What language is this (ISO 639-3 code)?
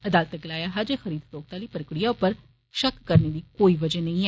doi